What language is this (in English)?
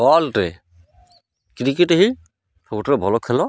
Odia